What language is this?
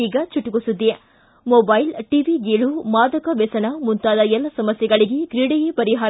Kannada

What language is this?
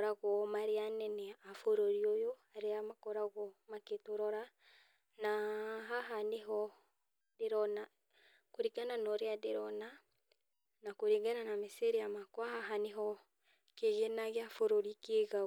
Kikuyu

